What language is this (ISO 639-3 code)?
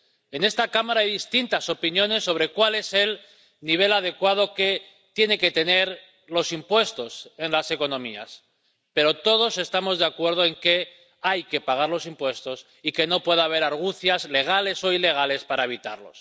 spa